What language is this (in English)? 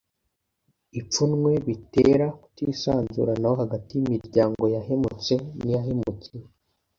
Kinyarwanda